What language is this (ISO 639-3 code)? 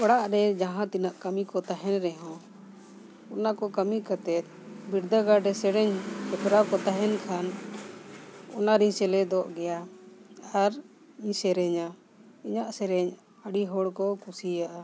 sat